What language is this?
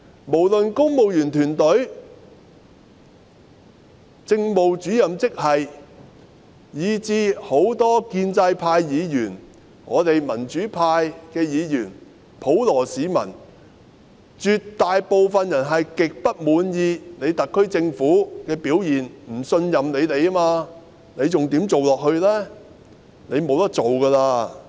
Cantonese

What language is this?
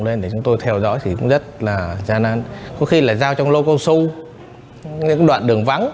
Vietnamese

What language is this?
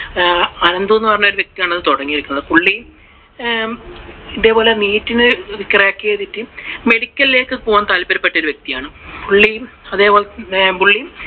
Malayalam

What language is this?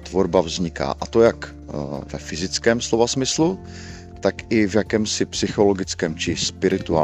Czech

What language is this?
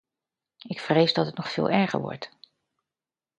Dutch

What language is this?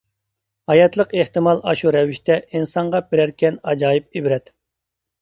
Uyghur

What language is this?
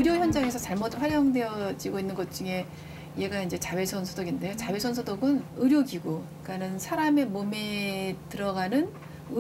Korean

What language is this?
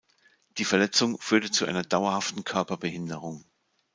German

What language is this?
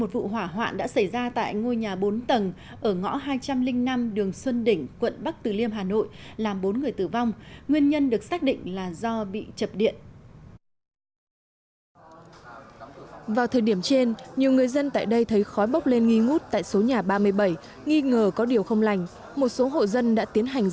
Vietnamese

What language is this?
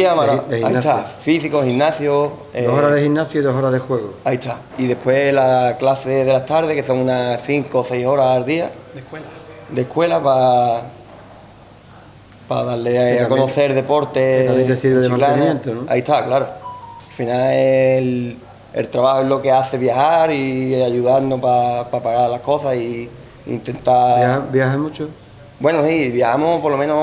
Spanish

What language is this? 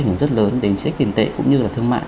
Vietnamese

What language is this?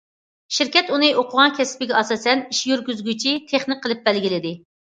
Uyghur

